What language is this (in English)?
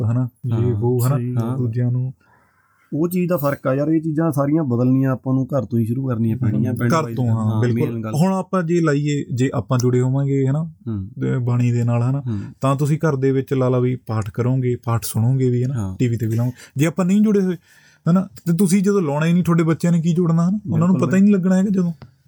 Punjabi